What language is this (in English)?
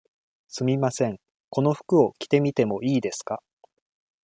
Japanese